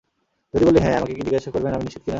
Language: Bangla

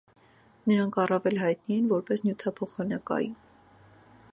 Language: Armenian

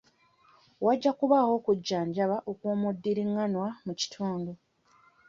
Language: Ganda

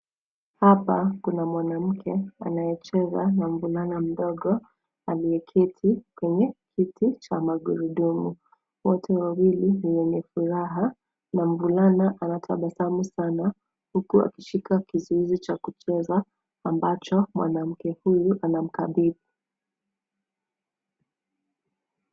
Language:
Swahili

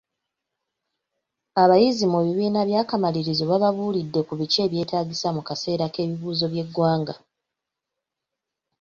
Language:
Ganda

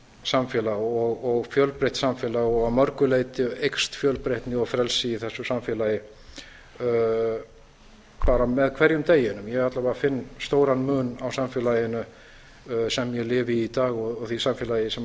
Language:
Icelandic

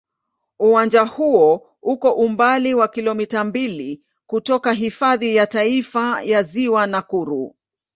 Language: Swahili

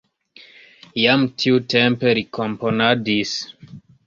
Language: Esperanto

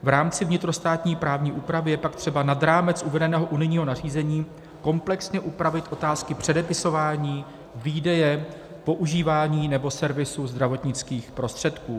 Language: Czech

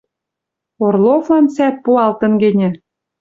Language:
Western Mari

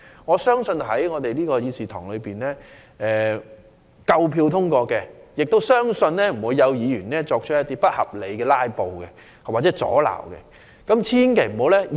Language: Cantonese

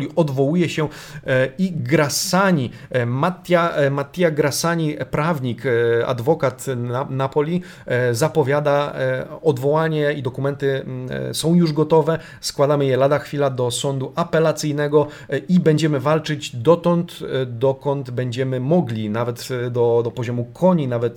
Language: Polish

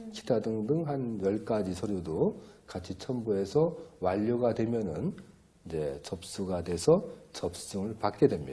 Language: Korean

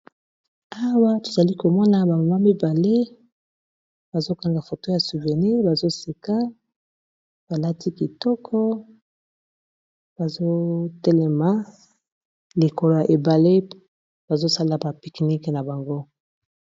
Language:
Lingala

